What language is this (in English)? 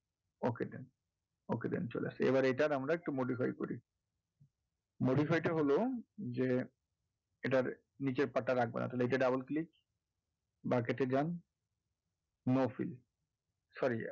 Bangla